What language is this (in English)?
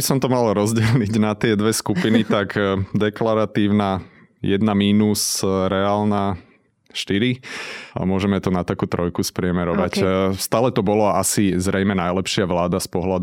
Slovak